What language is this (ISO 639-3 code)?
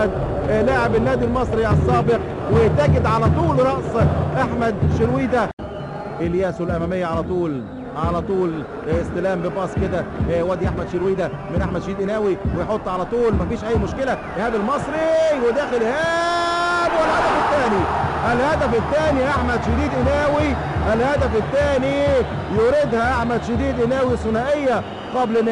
ara